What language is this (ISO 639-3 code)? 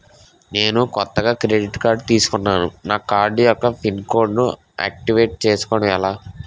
tel